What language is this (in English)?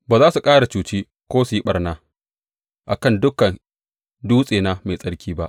Hausa